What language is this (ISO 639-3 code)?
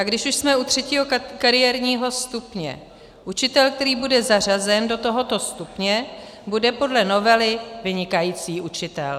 ces